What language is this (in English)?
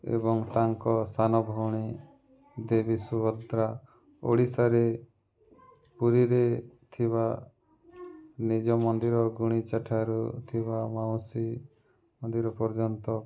Odia